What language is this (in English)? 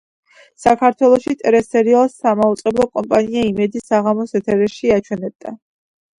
Georgian